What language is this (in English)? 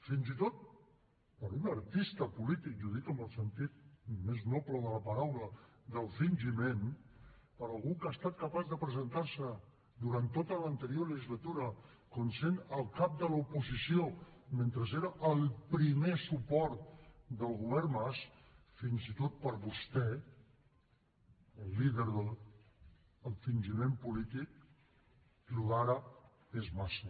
Catalan